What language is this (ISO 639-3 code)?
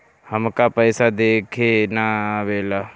bho